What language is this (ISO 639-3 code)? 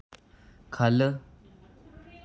doi